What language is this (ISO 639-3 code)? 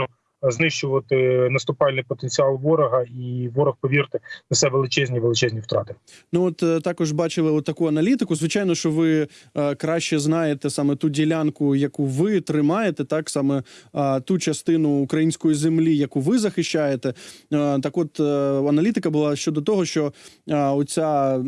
ukr